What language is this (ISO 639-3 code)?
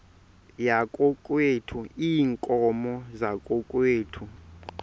xho